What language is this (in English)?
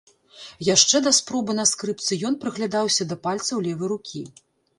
Belarusian